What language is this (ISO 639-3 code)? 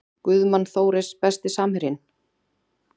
isl